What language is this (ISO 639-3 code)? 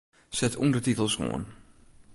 fry